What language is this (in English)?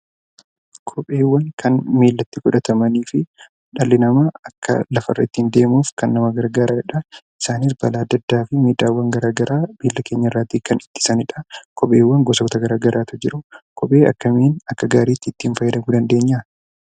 Oromo